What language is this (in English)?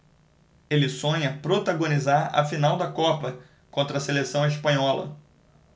Portuguese